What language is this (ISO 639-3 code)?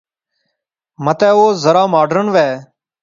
phr